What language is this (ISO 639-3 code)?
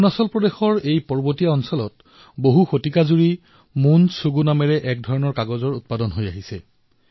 asm